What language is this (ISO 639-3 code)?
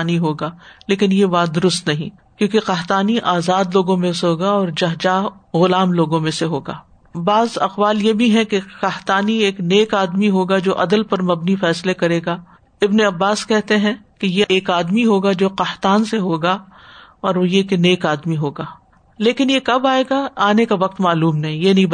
urd